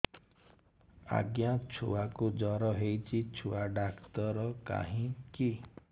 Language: Odia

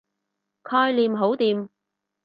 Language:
Cantonese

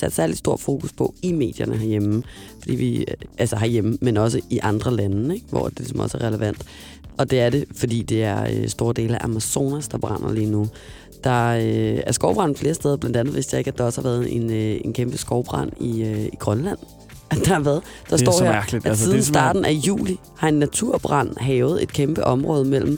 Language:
Danish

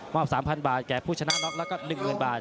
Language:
Thai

